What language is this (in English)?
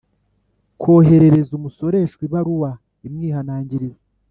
Kinyarwanda